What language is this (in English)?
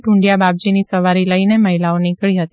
Gujarati